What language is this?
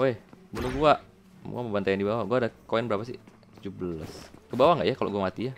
Indonesian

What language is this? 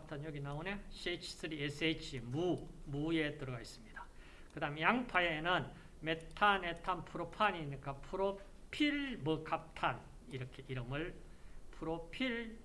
Korean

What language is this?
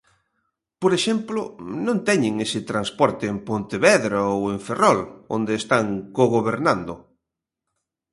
Galician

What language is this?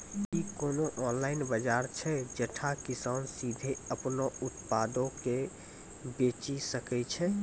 Maithili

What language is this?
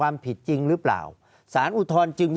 Thai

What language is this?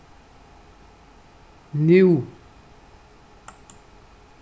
Faroese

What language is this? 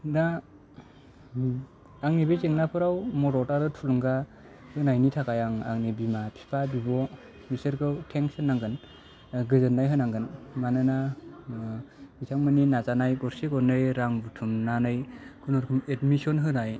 Bodo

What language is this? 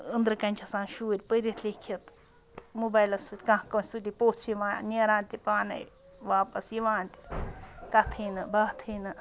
Kashmiri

